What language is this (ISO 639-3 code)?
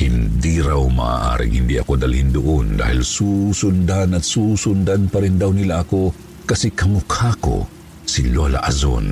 fil